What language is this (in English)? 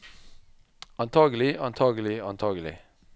Norwegian